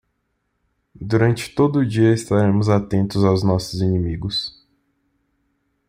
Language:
Portuguese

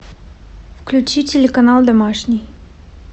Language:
Russian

